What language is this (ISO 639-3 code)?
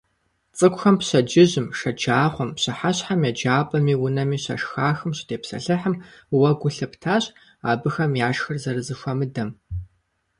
kbd